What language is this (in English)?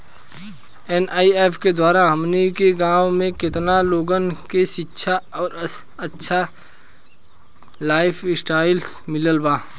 Bhojpuri